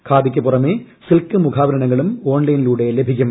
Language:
Malayalam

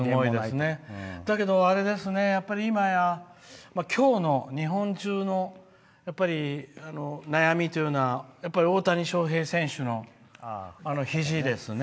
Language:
Japanese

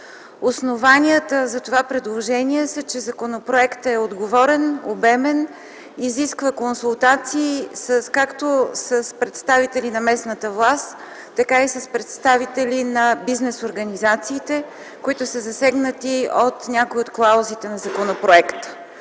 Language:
Bulgarian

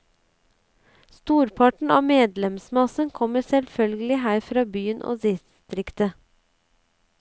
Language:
Norwegian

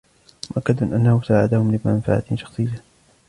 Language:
Arabic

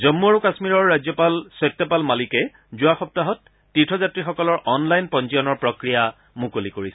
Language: Assamese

